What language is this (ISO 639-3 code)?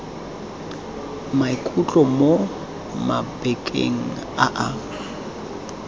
tsn